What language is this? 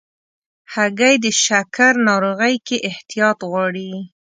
Pashto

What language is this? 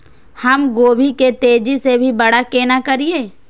Maithili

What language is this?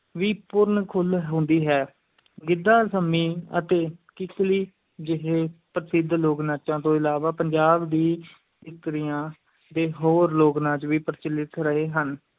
Punjabi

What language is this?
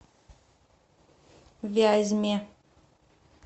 Russian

